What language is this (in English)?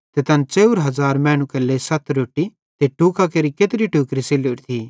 Bhadrawahi